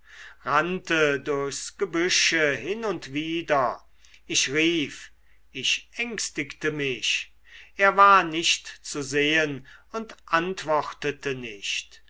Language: German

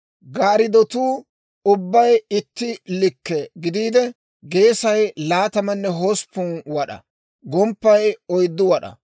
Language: Dawro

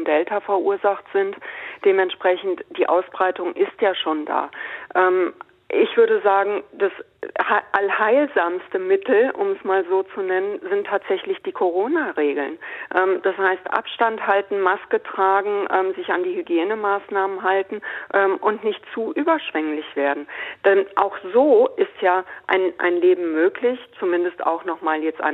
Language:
German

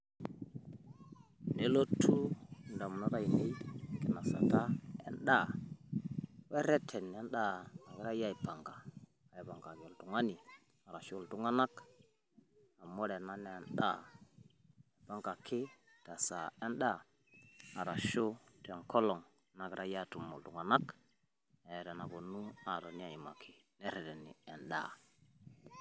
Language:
Masai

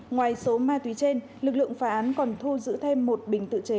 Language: Vietnamese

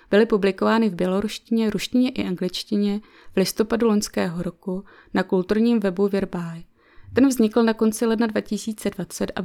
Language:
Czech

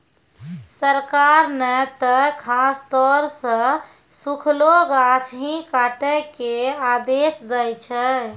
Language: Maithili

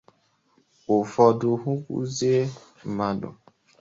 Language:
Igbo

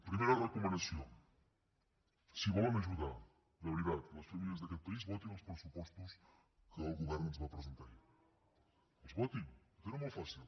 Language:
Catalan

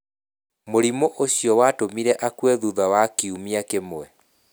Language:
Kikuyu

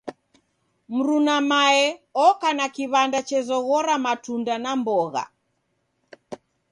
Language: Taita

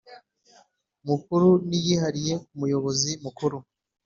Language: Kinyarwanda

